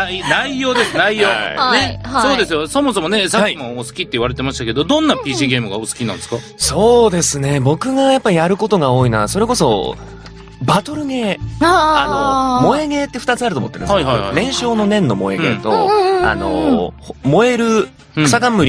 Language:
Japanese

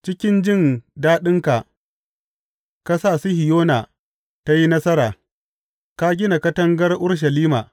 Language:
Hausa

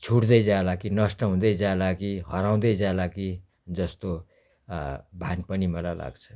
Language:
Nepali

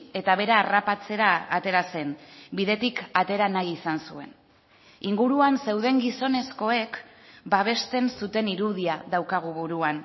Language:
Basque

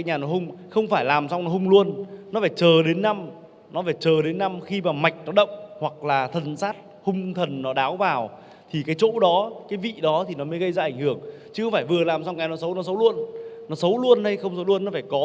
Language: Vietnamese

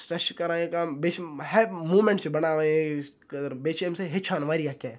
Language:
Kashmiri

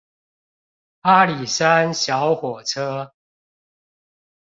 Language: Chinese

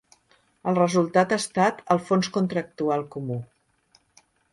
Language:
Catalan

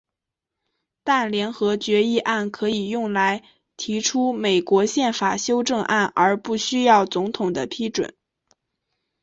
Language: Chinese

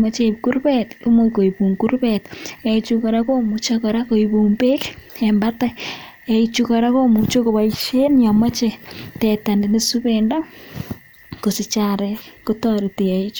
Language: Kalenjin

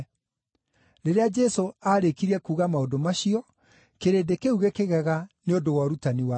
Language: Kikuyu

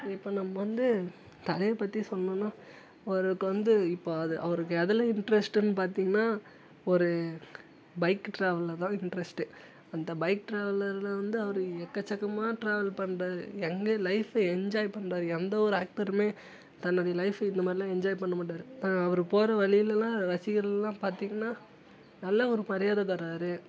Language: Tamil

